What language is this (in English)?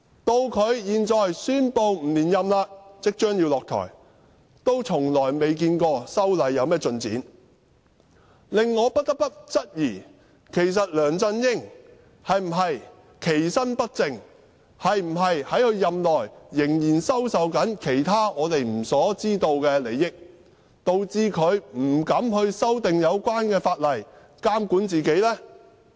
Cantonese